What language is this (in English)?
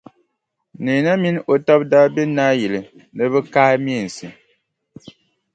Dagbani